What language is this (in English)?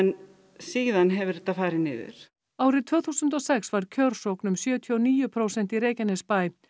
Icelandic